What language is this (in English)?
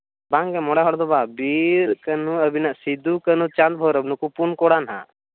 Santali